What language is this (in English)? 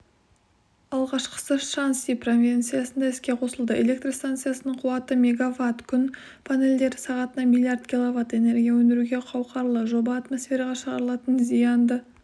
Kazakh